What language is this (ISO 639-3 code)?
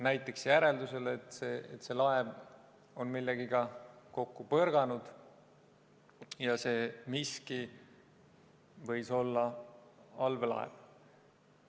est